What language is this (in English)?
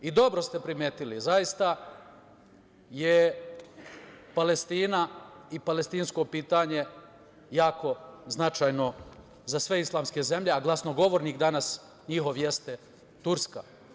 Serbian